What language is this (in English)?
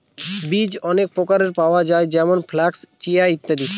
Bangla